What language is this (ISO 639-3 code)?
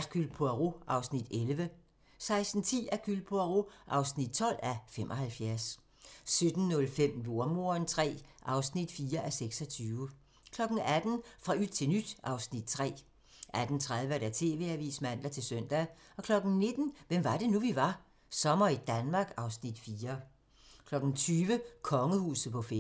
dan